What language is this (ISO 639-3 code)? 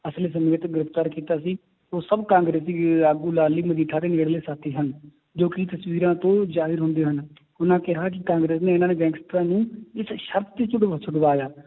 pan